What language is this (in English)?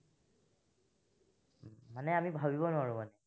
Assamese